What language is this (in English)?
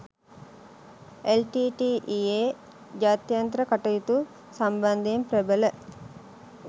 Sinhala